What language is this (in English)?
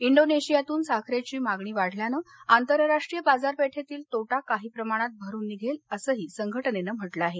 Marathi